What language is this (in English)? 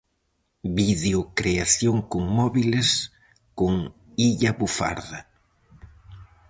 Galician